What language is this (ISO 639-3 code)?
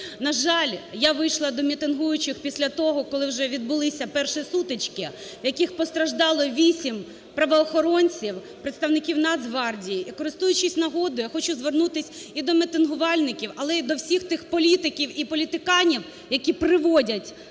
ukr